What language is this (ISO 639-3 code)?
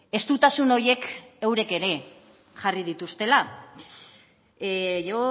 eus